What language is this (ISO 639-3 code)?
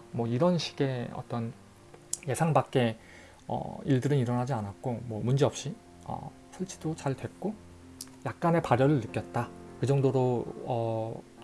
kor